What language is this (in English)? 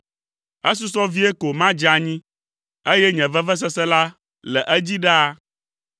Ewe